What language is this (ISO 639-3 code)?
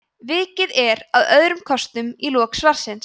isl